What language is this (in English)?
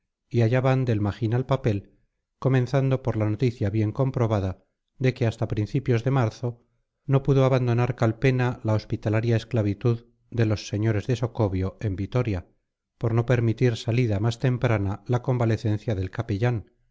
Spanish